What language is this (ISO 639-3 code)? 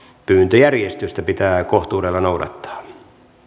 fin